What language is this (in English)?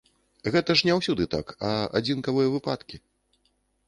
Belarusian